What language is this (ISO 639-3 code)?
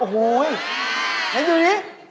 tha